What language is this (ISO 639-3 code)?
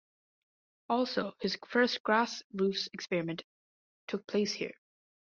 eng